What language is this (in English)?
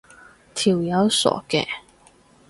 Cantonese